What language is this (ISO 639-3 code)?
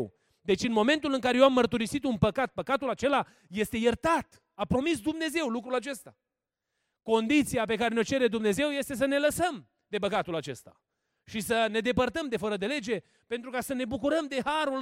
ron